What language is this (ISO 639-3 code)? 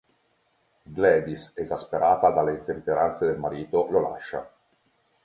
ita